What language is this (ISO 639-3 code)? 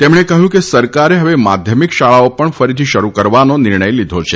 guj